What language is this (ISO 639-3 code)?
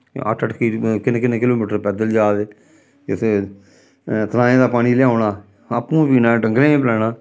doi